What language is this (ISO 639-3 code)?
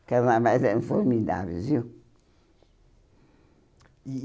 por